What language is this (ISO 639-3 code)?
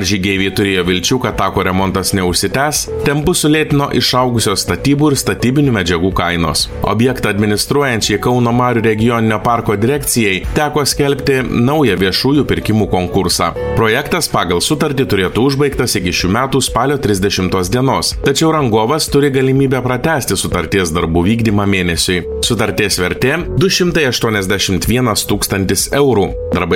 lit